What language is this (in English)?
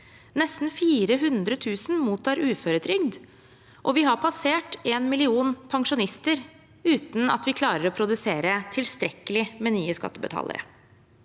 Norwegian